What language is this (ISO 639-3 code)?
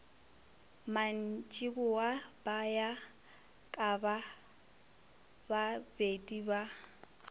nso